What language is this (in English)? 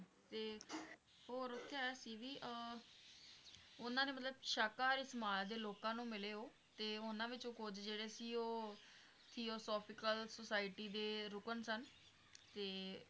Punjabi